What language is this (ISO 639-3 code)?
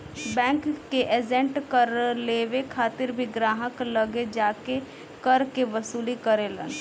bho